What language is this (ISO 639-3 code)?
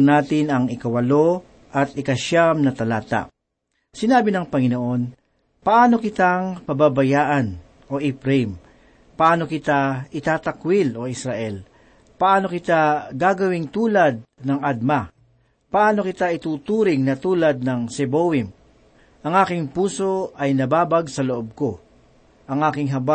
fil